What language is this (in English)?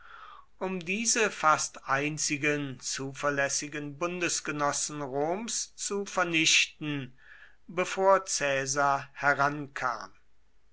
German